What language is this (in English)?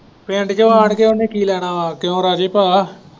Punjabi